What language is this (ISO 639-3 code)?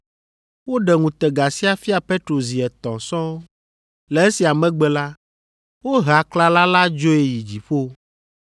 ewe